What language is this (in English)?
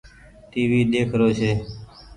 Goaria